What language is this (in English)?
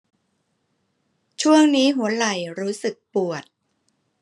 Thai